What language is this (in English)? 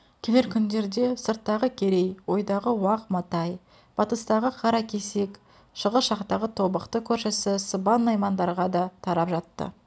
Kazakh